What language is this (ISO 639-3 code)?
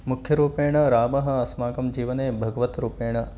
san